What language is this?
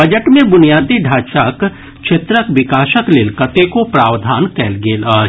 Maithili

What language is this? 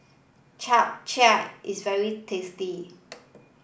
English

